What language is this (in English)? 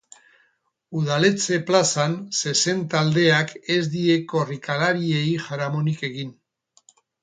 Basque